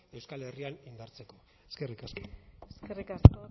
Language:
Basque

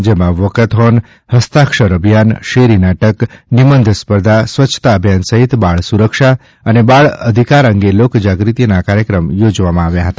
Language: Gujarati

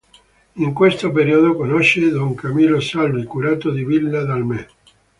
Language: Italian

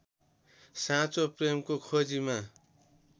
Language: Nepali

